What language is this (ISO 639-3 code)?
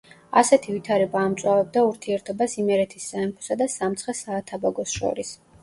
kat